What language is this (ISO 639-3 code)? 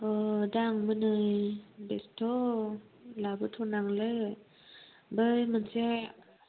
brx